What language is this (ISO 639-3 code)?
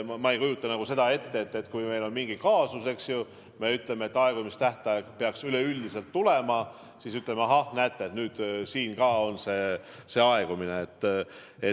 est